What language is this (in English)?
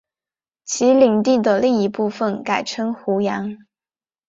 Chinese